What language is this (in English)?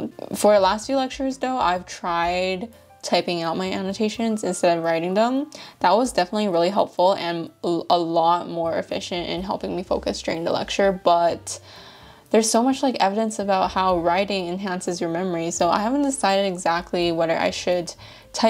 English